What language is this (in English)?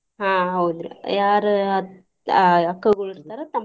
Kannada